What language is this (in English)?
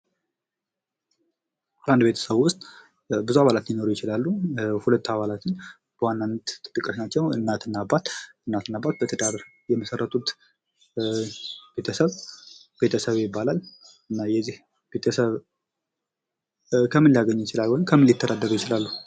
Amharic